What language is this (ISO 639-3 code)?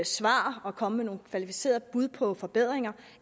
dan